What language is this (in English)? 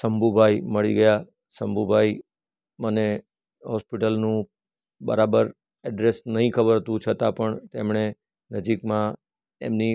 Gujarati